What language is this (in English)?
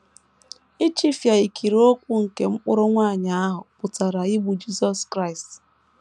Igbo